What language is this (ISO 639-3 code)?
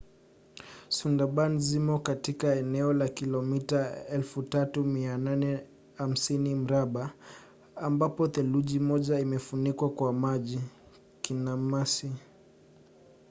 swa